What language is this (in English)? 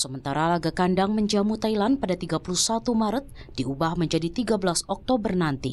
Indonesian